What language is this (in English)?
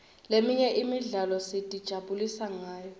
Swati